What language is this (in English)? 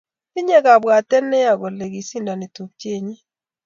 Kalenjin